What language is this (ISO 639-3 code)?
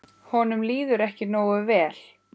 isl